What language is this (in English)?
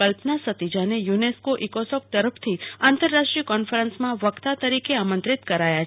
Gujarati